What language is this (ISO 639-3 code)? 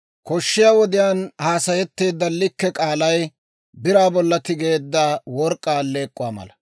dwr